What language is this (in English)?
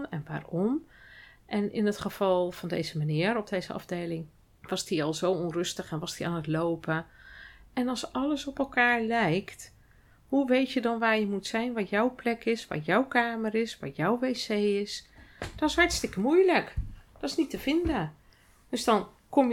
Dutch